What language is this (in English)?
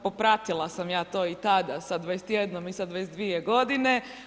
Croatian